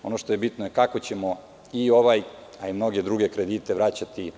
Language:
Serbian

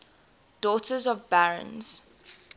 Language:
English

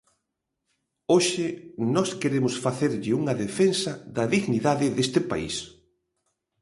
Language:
Galician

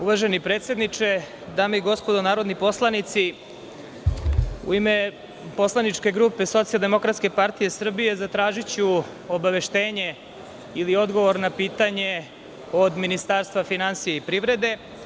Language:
Serbian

